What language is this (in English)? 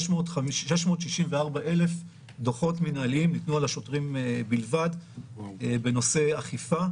Hebrew